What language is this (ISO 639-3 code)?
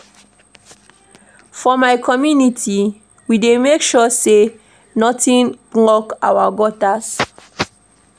pcm